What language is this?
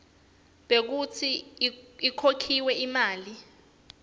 Swati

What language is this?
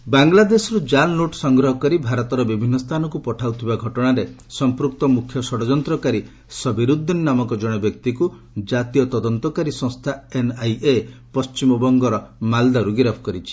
Odia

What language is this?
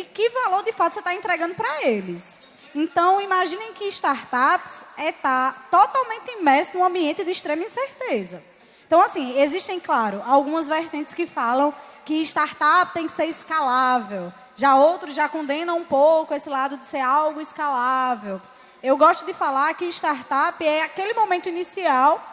Portuguese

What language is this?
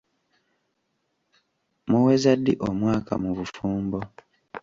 Ganda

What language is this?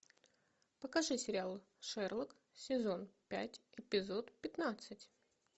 Russian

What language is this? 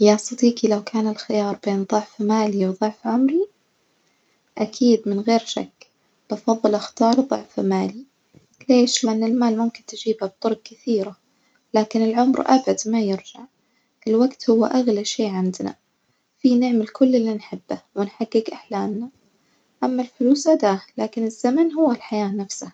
Najdi Arabic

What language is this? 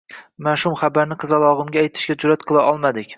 Uzbek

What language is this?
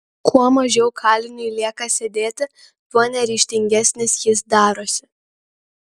Lithuanian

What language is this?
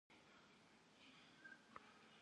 Kabardian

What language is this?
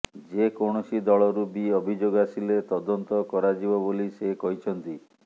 Odia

